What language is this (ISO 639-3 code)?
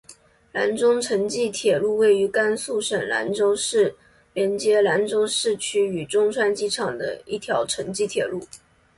zho